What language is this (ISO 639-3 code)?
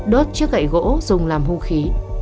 vie